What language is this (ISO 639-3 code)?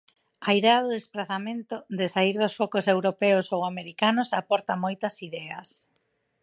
glg